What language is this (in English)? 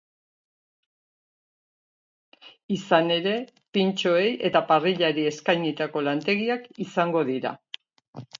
Basque